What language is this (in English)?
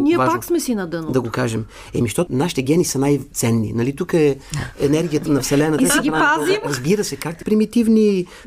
Bulgarian